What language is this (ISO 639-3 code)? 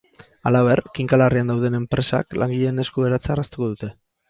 eus